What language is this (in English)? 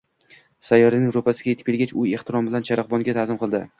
Uzbek